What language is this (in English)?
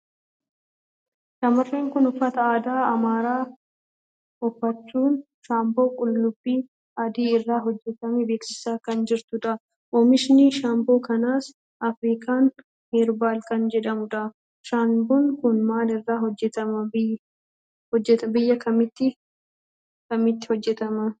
Oromo